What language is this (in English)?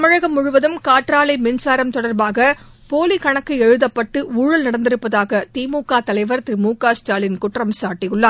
Tamil